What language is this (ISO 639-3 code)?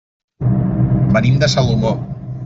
cat